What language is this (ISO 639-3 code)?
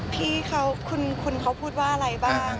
tha